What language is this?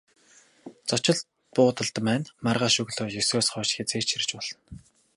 Mongolian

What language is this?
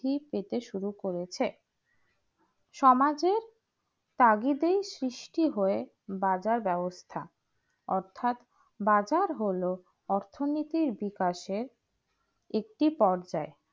Bangla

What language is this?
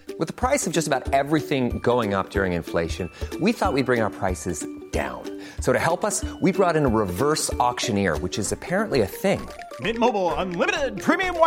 Swedish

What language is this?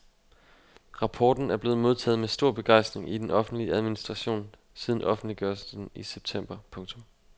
Danish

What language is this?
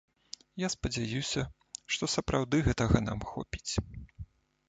Belarusian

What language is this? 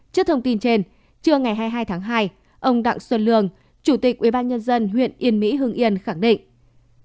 Vietnamese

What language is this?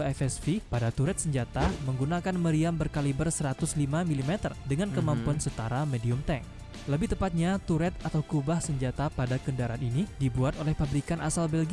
Indonesian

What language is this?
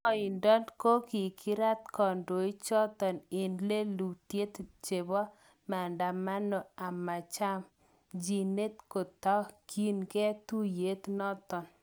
Kalenjin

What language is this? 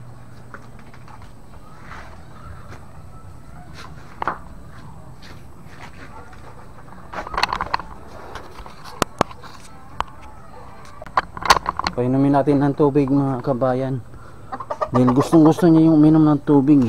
Filipino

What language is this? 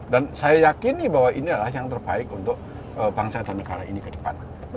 Indonesian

